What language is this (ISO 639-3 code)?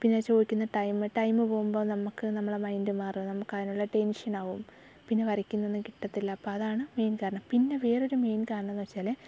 mal